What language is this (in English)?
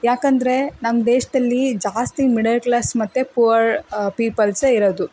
Kannada